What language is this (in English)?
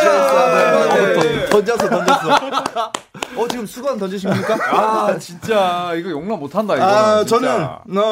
Korean